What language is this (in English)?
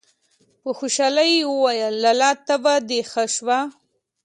Pashto